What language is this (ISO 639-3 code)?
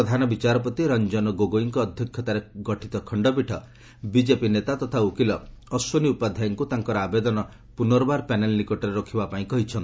ori